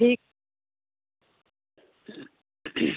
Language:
Hindi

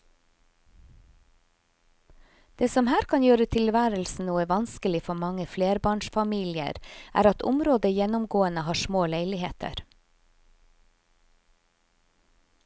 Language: Norwegian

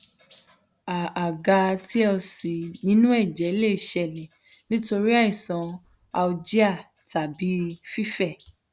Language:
Yoruba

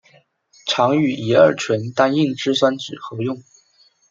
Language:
Chinese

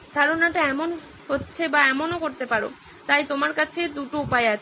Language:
Bangla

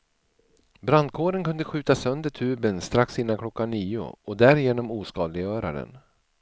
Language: Swedish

